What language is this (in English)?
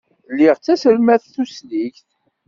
Kabyle